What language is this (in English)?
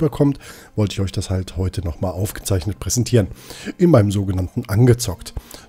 German